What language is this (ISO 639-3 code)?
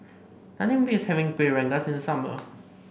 eng